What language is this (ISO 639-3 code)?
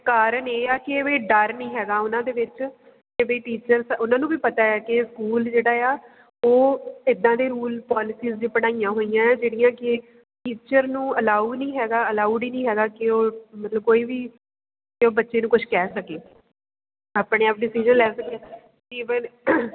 pan